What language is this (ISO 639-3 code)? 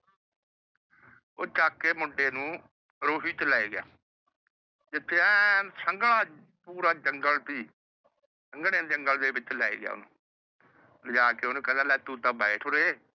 pan